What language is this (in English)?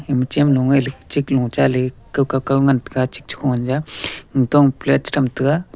Wancho Naga